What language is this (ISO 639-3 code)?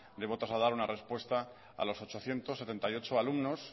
spa